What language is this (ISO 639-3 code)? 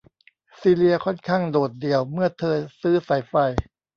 tha